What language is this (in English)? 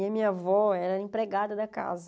Portuguese